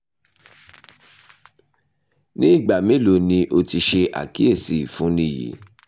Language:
Yoruba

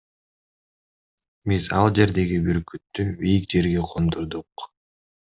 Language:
Kyrgyz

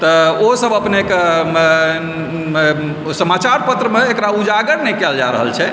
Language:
Maithili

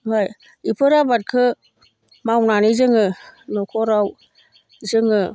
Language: Bodo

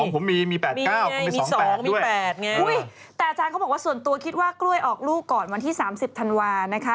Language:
Thai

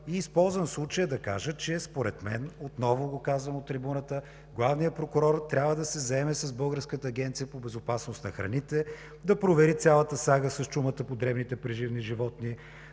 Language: Bulgarian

